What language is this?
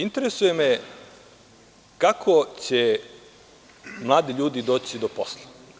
Serbian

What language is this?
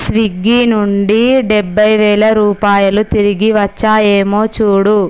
Telugu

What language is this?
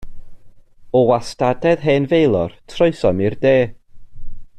Welsh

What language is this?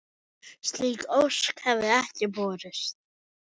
Icelandic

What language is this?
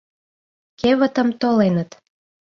Mari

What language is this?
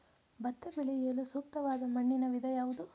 Kannada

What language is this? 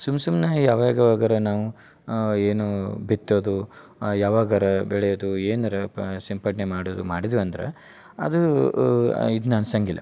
Kannada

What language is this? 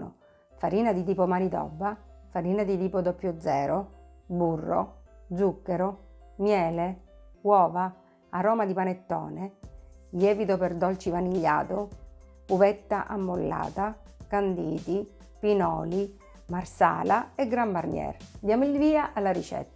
Italian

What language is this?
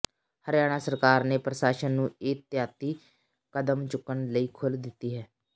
Punjabi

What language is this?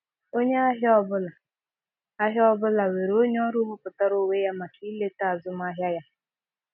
Igbo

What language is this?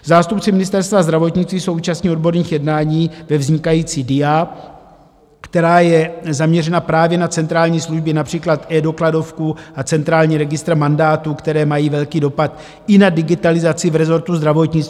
Czech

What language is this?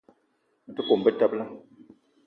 Eton (Cameroon)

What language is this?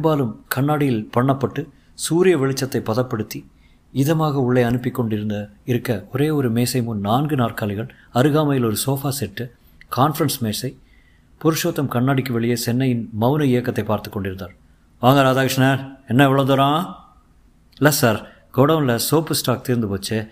Tamil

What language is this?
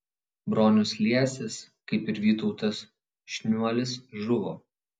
Lithuanian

